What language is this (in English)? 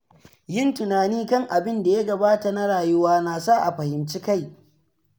Hausa